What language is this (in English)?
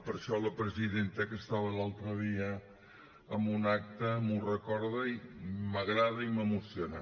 Catalan